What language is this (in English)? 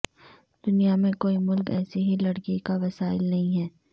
Urdu